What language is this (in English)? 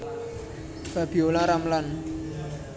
Javanese